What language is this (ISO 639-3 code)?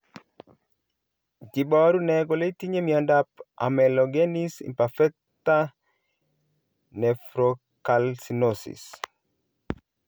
kln